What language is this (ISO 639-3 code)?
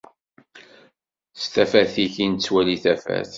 kab